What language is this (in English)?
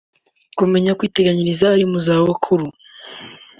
Kinyarwanda